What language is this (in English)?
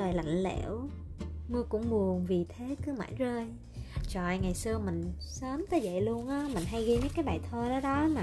Vietnamese